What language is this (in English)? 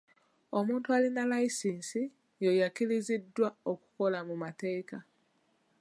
Ganda